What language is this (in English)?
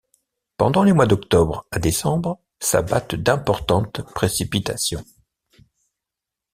French